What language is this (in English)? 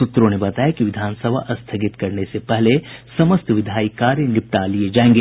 Hindi